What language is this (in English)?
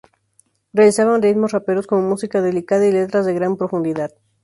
Spanish